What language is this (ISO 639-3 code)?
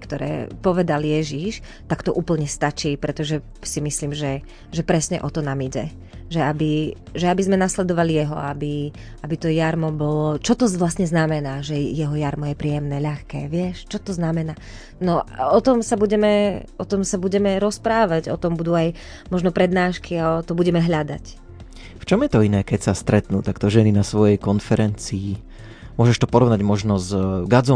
slk